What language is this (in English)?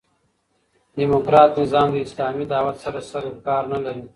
Pashto